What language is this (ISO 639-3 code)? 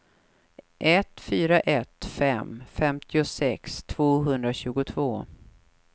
swe